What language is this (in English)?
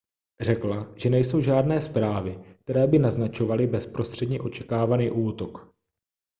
Czech